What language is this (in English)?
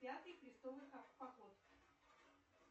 Russian